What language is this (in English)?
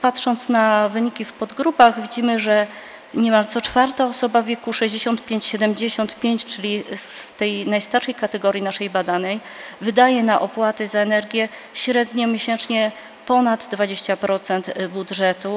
Polish